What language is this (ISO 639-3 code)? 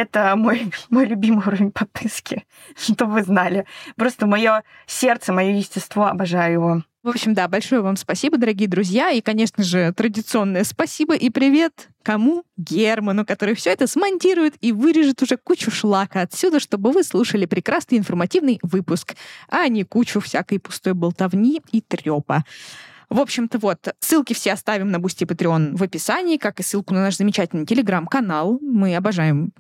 rus